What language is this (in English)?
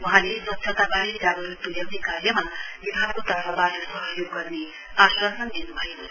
Nepali